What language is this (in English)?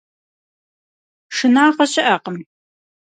Kabardian